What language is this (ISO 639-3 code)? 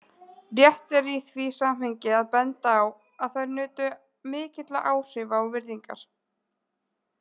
isl